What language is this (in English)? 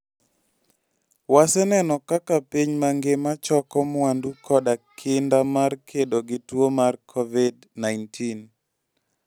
Luo (Kenya and Tanzania)